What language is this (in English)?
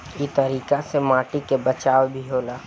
Bhojpuri